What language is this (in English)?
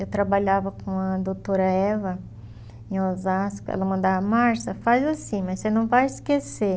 Portuguese